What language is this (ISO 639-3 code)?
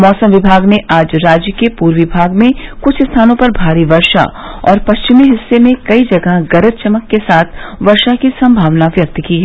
hin